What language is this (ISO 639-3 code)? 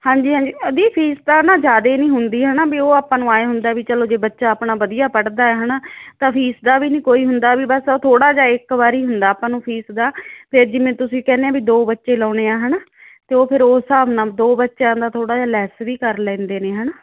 pan